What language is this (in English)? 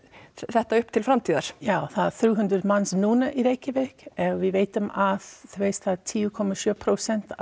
Icelandic